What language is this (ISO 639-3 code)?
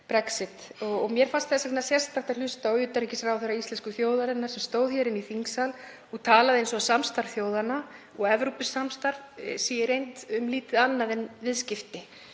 isl